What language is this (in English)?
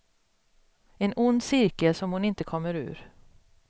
Swedish